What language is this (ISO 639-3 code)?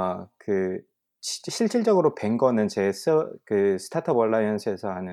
kor